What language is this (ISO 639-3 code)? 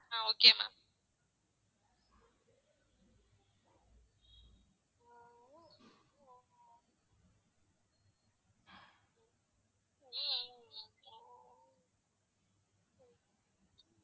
tam